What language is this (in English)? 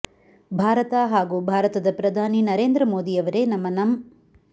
Kannada